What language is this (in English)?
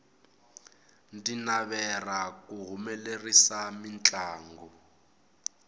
Tsonga